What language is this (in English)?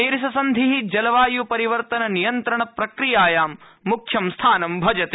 Sanskrit